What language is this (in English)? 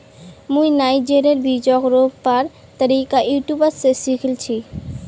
Magahi